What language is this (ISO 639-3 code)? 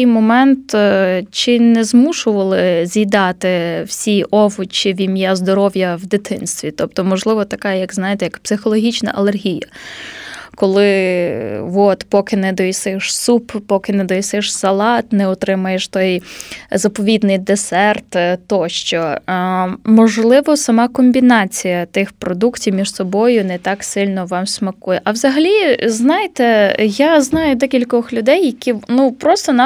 ukr